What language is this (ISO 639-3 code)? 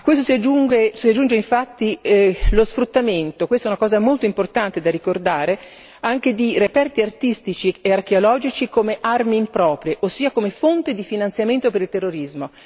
ita